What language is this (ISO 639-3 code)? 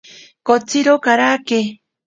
prq